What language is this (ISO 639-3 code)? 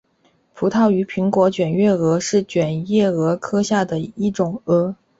zho